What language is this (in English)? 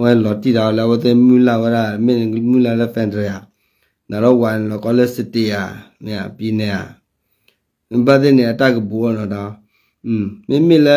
Thai